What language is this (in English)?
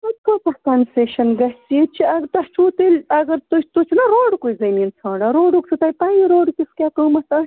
Kashmiri